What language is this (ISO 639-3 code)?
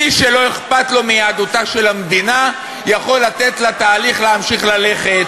heb